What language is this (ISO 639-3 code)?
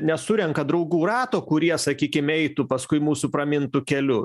lit